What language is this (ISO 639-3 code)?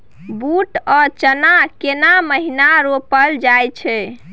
mai